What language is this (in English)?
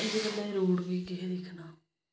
Dogri